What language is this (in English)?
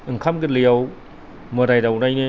Bodo